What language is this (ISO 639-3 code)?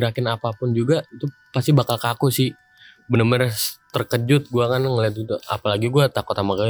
ind